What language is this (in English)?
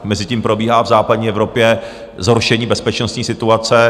Czech